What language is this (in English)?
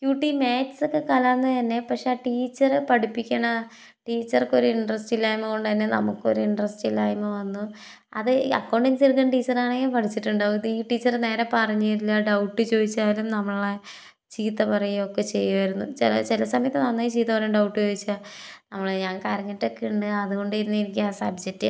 Malayalam